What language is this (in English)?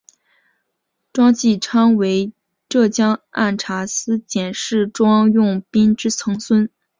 Chinese